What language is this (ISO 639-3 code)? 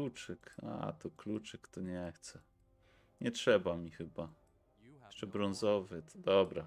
pol